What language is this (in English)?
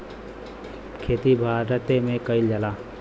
Bhojpuri